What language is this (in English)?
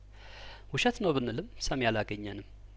Amharic